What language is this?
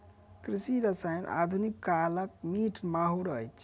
Maithili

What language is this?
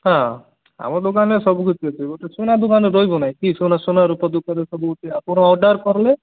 Odia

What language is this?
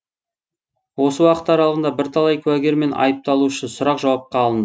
Kazakh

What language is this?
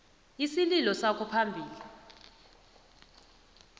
South Ndebele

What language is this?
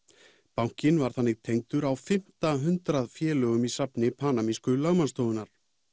Icelandic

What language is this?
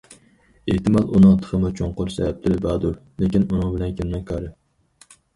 Uyghur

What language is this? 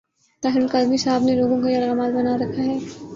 Urdu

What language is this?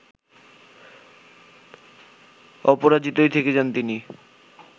Bangla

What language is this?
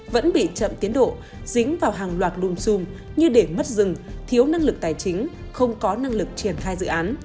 Vietnamese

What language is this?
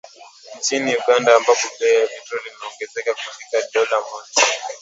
Swahili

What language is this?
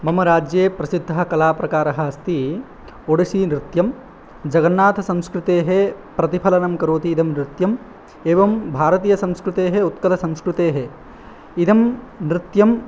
Sanskrit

